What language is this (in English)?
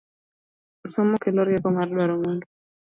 Luo (Kenya and Tanzania)